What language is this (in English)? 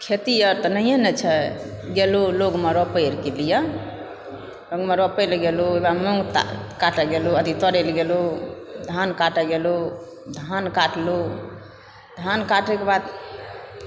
Maithili